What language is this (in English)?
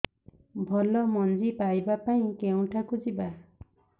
Odia